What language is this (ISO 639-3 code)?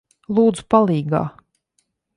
lav